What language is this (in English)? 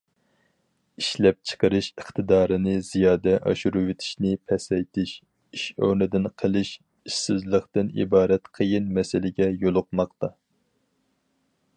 Uyghur